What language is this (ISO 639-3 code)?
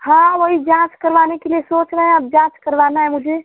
hin